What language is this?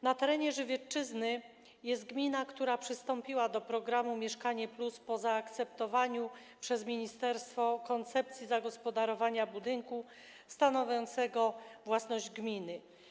Polish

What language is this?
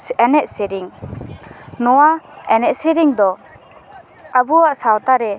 Santali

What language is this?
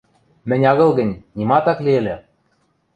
Western Mari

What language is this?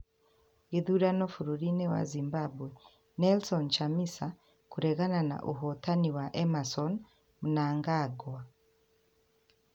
Kikuyu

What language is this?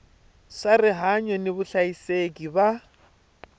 Tsonga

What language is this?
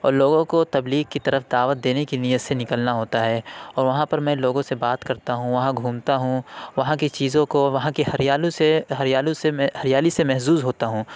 Urdu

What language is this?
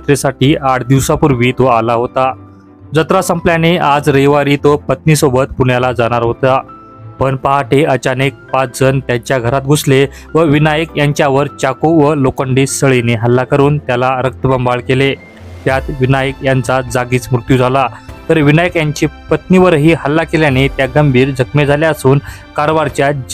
Marathi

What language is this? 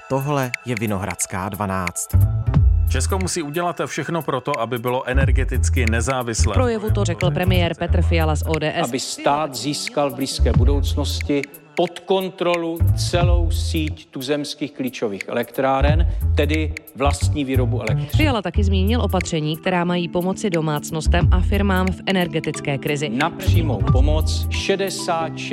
Czech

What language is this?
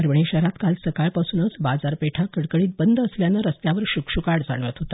Marathi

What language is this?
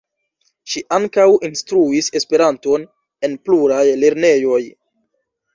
Esperanto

